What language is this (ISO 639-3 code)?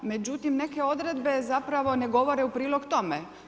hrv